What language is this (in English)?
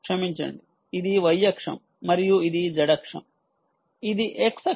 Telugu